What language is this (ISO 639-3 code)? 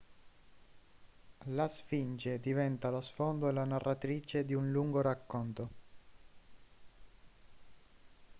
ita